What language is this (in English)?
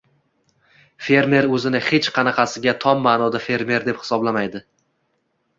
Uzbek